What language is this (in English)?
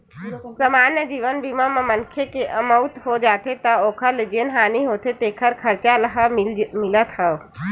Chhattisgarhi